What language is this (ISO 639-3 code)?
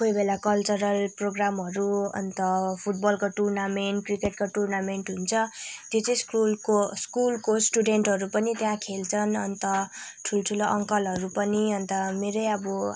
nep